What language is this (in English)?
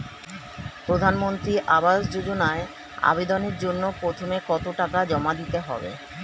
Bangla